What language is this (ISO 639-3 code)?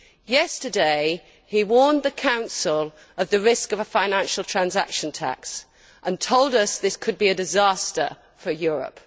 eng